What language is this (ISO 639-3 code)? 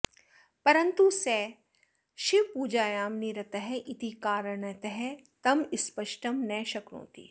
san